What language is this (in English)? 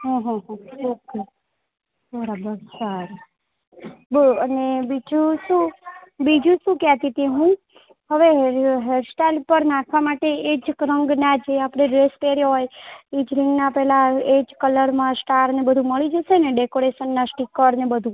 Gujarati